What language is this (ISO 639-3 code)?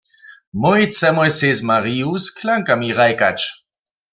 hsb